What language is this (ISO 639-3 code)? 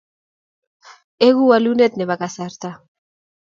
kln